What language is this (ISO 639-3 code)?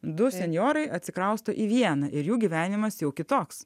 lit